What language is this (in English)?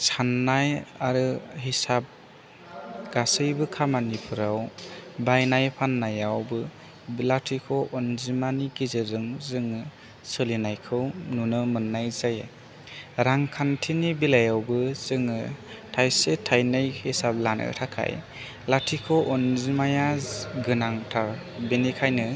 Bodo